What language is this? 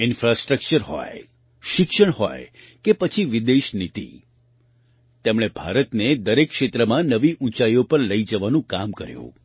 Gujarati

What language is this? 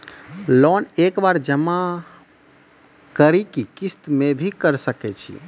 Maithili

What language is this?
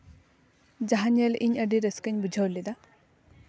Santali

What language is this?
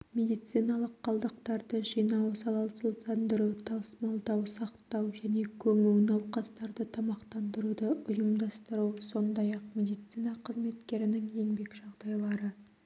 Kazakh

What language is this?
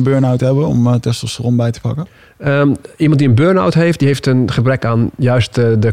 Dutch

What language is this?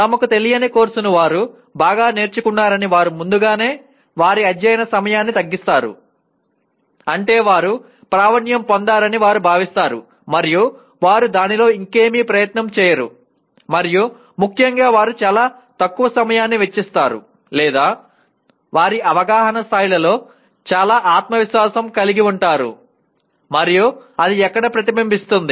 Telugu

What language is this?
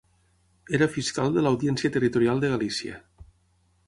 Catalan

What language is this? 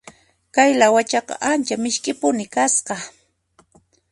Puno Quechua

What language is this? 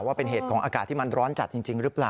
Thai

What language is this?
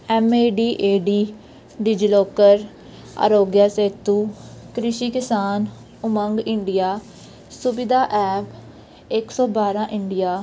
Punjabi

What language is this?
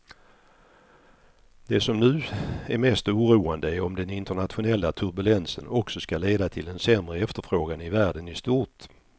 Swedish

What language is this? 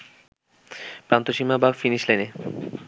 Bangla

